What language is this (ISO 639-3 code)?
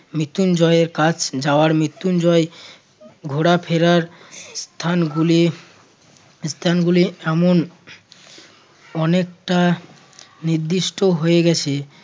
ben